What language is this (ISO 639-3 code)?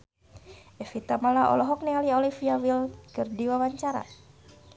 sun